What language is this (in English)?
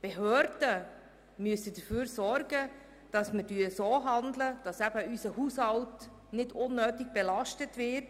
Swiss German